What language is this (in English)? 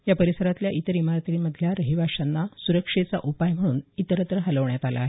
Marathi